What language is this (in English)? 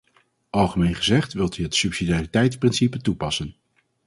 Dutch